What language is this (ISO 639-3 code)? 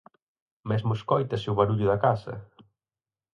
glg